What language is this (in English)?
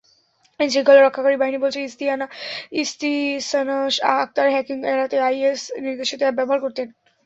Bangla